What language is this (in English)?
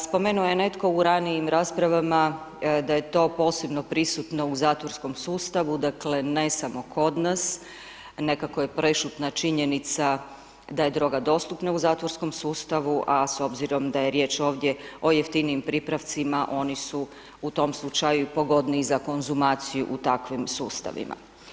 Croatian